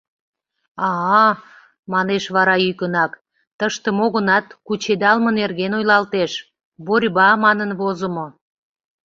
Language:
Mari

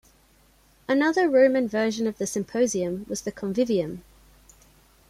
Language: English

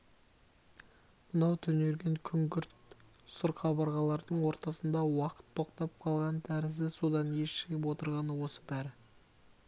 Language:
Kazakh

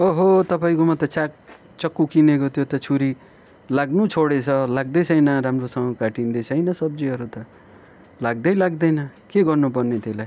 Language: Nepali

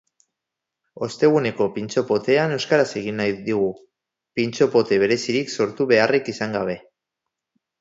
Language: Basque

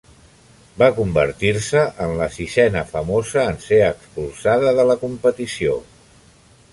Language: Catalan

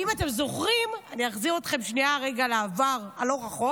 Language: Hebrew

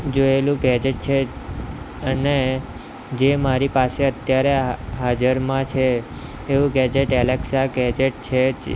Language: Gujarati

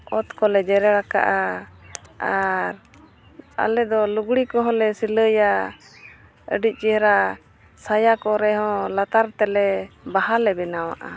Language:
Santali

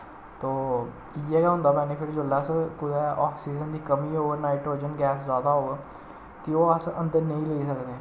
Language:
Dogri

